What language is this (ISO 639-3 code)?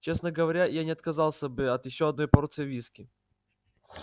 rus